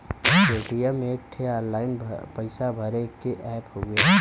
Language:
Bhojpuri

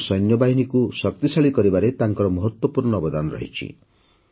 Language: Odia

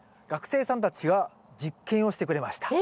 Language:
Japanese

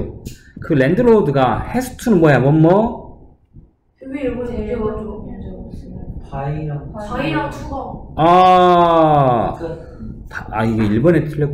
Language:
Korean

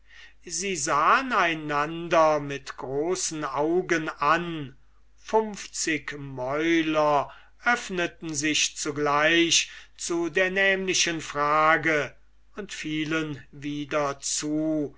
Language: German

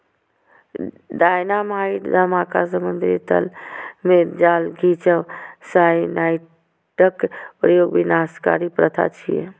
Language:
Maithili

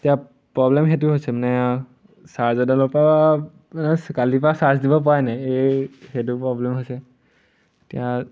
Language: Assamese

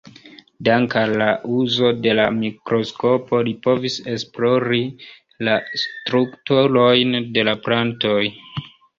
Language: Esperanto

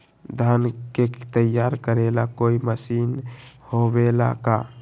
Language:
Magahi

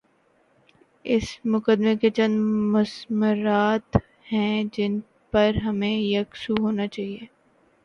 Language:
Urdu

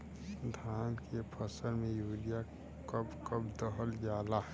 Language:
Bhojpuri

